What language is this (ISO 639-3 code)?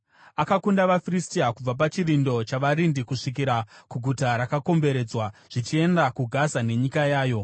sna